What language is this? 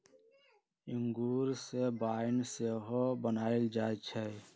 Magahi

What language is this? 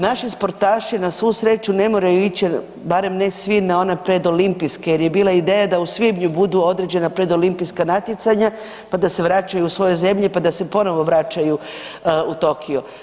Croatian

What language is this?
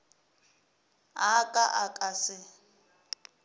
Northern Sotho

